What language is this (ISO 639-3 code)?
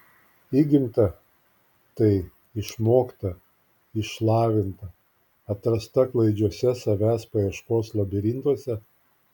lit